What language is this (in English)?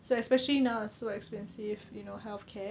English